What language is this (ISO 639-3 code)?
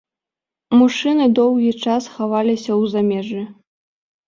bel